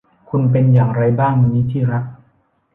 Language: Thai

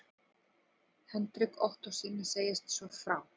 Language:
Icelandic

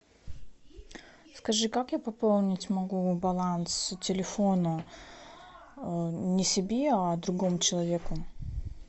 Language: Russian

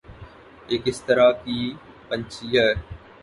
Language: Urdu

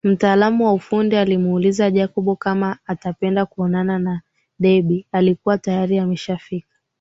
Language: Swahili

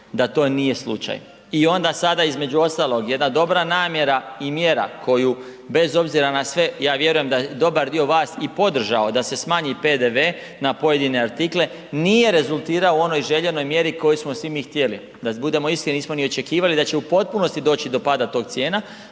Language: Croatian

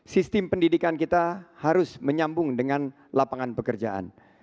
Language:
Indonesian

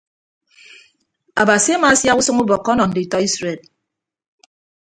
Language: Ibibio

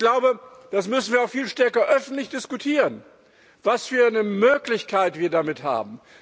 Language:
German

